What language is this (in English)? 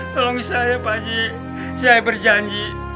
Indonesian